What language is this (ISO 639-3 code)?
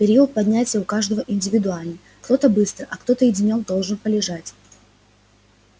rus